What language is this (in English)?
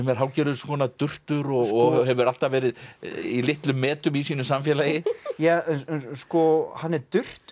Icelandic